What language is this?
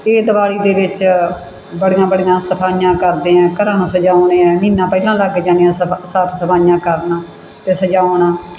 Punjabi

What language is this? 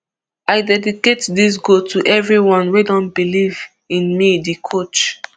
Nigerian Pidgin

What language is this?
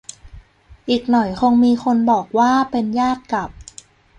Thai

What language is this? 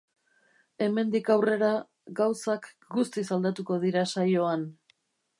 Basque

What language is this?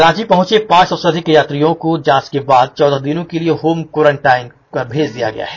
Hindi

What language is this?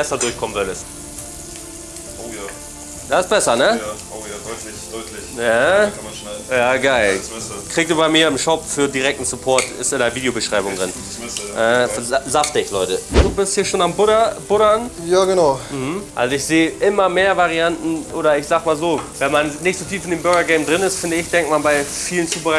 German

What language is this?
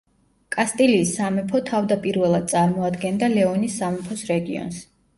Georgian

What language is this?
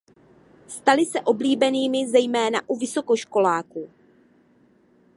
Czech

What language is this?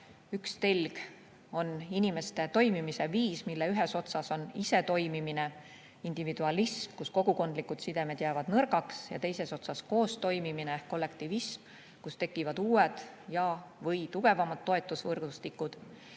Estonian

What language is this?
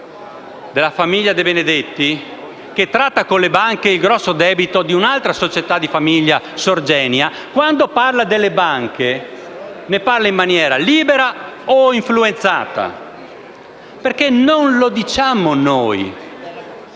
Italian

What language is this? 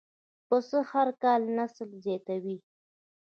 Pashto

